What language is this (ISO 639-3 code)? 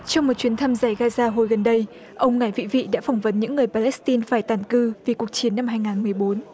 vie